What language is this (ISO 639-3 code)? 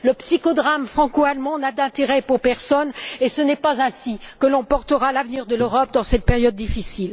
fra